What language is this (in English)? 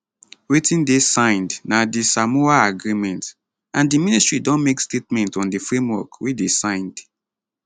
Nigerian Pidgin